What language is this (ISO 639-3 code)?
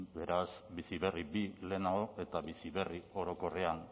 eus